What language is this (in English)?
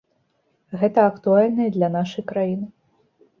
Belarusian